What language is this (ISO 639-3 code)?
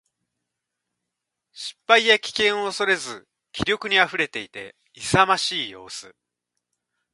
jpn